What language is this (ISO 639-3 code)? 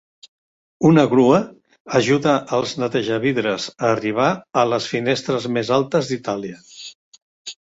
cat